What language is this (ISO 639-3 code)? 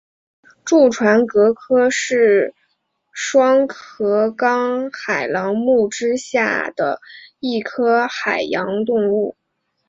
zho